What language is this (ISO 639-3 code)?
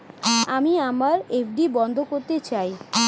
ben